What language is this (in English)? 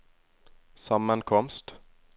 Norwegian